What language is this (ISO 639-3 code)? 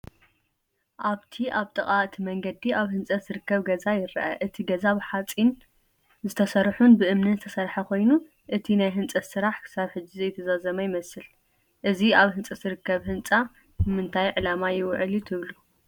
tir